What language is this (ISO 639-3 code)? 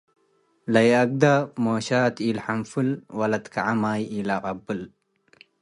tig